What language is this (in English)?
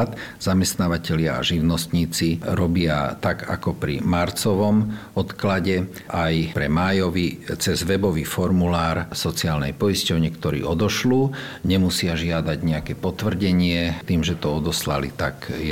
Slovak